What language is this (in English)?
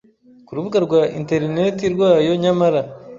Kinyarwanda